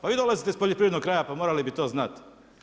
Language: Croatian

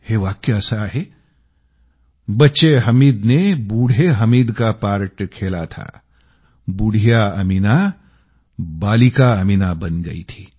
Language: Marathi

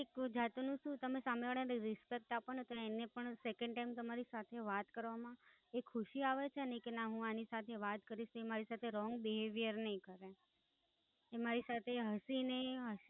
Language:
Gujarati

